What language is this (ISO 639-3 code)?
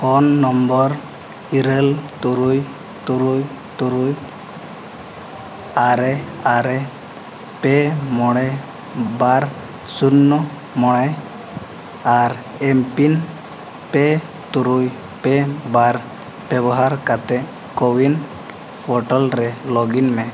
sat